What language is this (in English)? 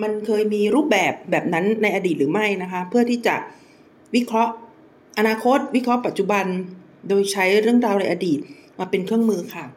Thai